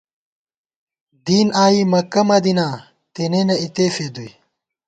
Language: Gawar-Bati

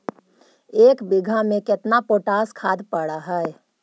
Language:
Magahi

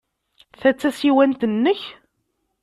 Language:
Kabyle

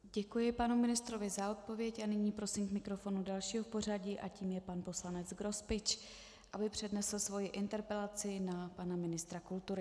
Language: Czech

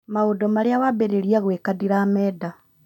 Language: Kikuyu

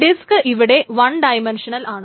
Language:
Malayalam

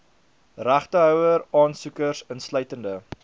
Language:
Afrikaans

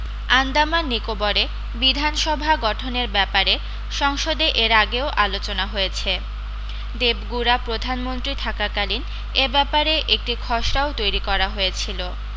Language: Bangla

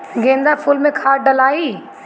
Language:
Bhojpuri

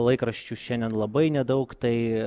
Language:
Lithuanian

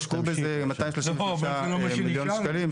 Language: Hebrew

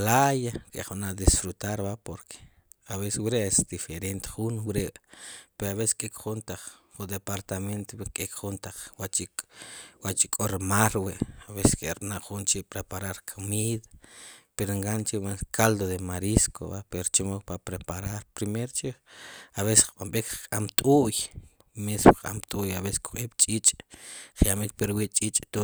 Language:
Sipacapense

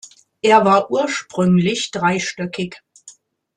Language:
German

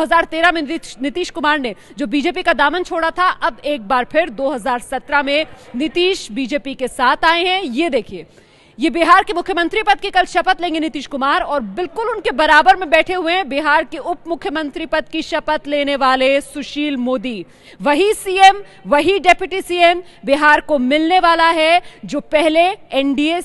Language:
Hindi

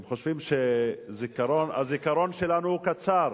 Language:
Hebrew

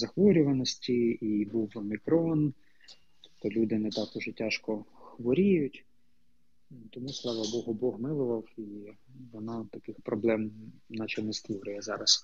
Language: Ukrainian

